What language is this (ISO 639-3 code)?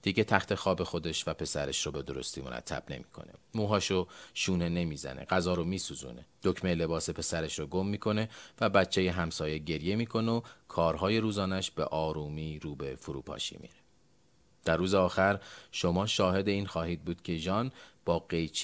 fas